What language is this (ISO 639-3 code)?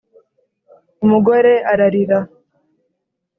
kin